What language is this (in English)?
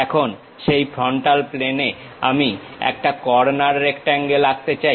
Bangla